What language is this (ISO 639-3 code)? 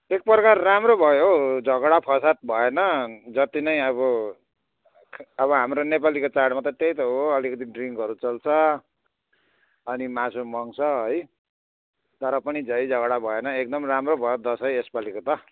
nep